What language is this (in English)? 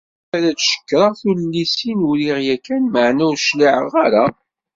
Kabyle